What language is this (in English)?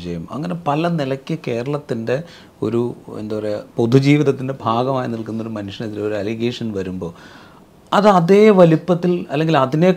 Malayalam